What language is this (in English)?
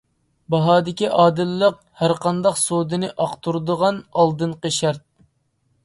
Uyghur